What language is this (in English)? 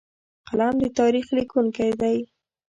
Pashto